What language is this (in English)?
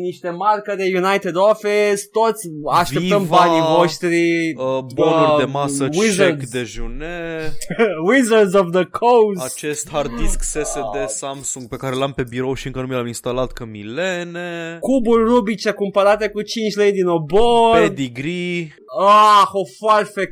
Romanian